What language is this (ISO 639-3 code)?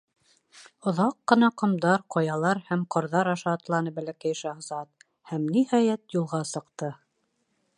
bak